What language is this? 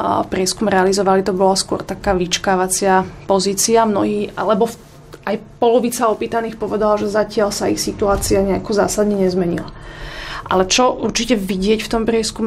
Slovak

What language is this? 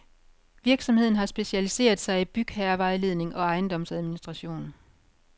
Danish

